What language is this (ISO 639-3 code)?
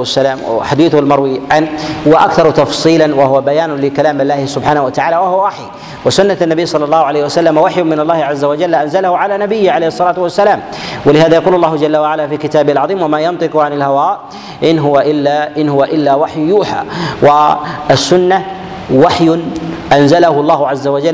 ara